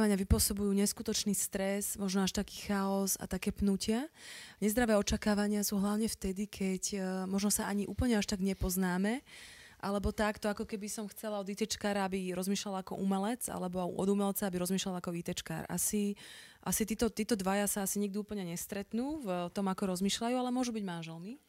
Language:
Slovak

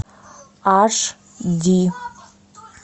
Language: Russian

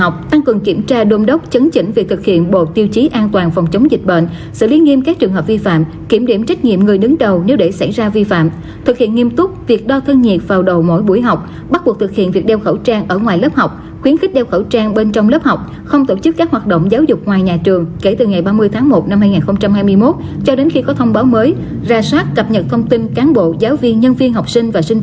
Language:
Vietnamese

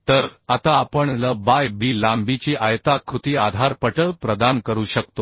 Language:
Marathi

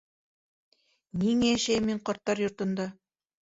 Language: Bashkir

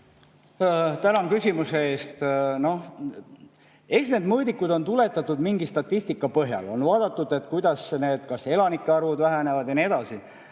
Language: Estonian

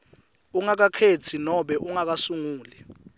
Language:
Swati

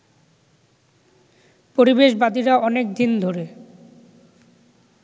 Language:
Bangla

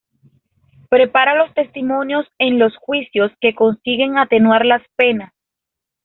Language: Spanish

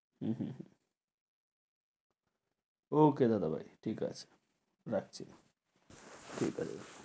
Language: Bangla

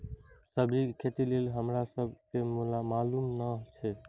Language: Maithili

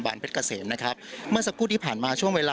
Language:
Thai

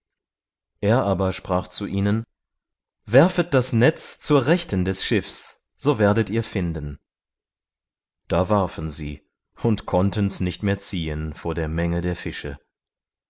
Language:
German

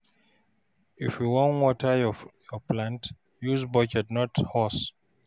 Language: Nigerian Pidgin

